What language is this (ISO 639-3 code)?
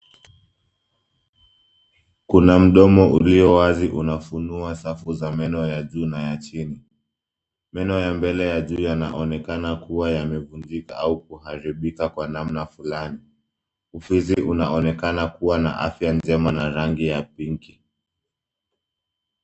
swa